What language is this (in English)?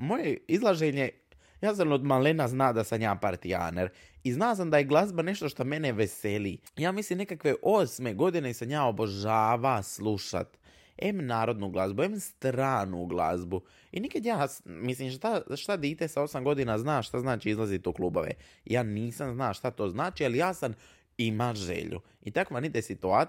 Croatian